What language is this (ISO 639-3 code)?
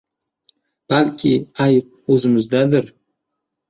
uzb